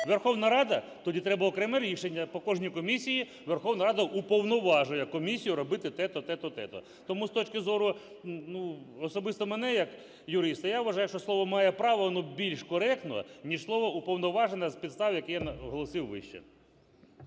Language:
Ukrainian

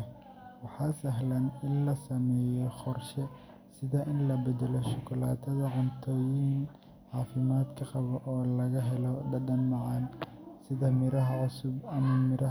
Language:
Somali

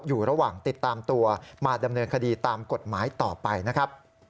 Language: Thai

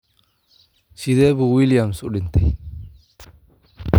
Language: Somali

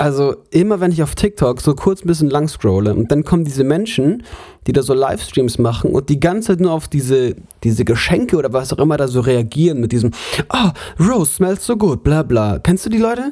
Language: German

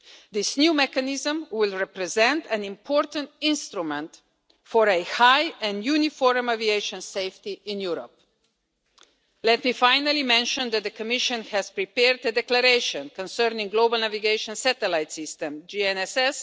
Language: English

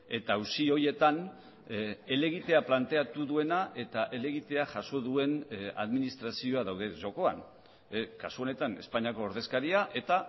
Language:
Basque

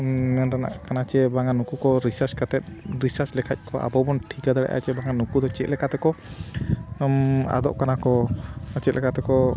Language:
Santali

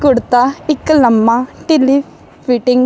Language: Punjabi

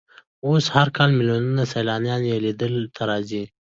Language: Pashto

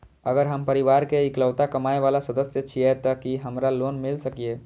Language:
Maithili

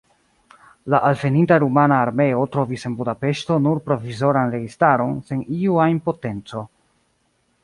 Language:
Esperanto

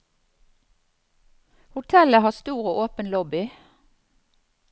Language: Norwegian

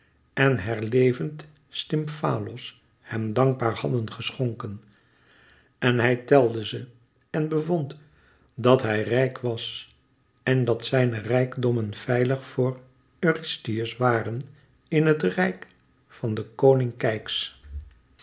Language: Dutch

